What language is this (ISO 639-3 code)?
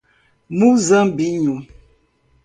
por